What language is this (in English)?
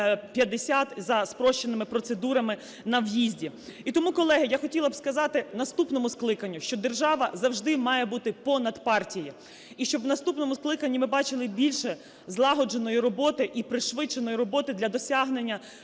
Ukrainian